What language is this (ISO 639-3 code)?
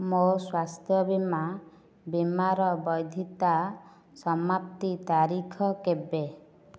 ori